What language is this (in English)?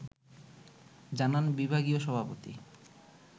Bangla